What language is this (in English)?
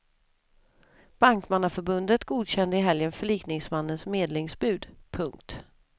Swedish